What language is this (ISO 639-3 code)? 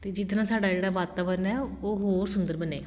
pan